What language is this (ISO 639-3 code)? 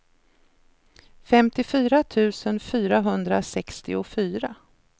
swe